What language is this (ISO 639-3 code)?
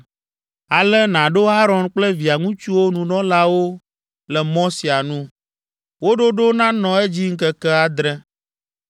ewe